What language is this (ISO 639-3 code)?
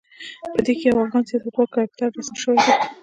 pus